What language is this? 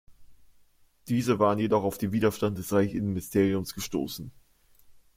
German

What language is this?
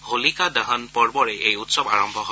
Assamese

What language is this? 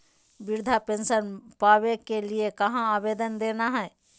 Magahi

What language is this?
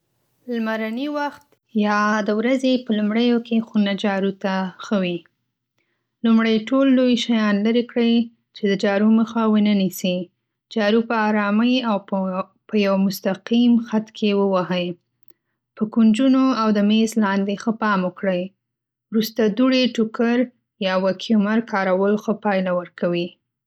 Pashto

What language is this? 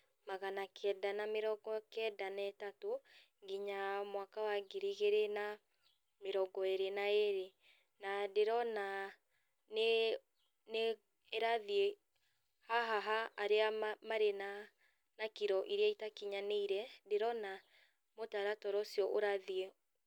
Kikuyu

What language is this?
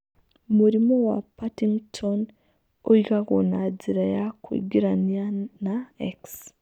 Kikuyu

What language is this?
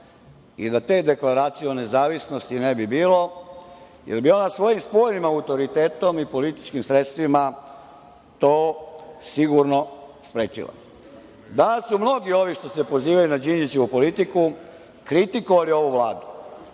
Serbian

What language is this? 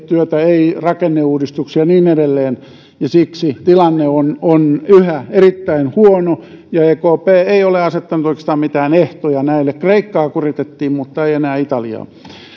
Finnish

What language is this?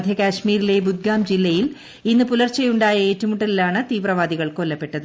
Malayalam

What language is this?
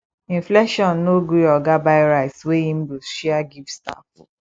Nigerian Pidgin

